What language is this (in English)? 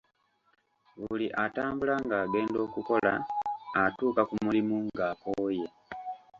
Ganda